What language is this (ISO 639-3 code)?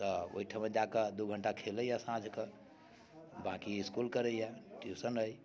mai